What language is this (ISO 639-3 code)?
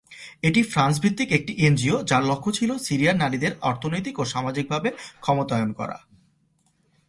ben